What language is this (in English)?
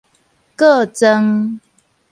Min Nan Chinese